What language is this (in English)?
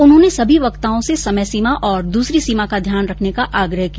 Hindi